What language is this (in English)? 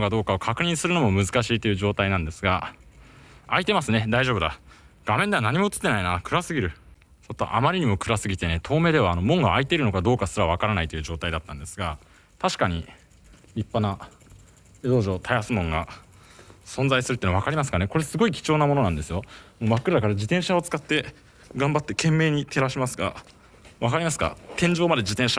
Japanese